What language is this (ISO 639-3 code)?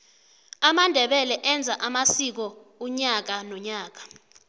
nbl